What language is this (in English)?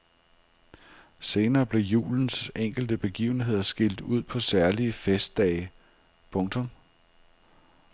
Danish